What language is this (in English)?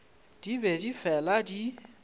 Northern Sotho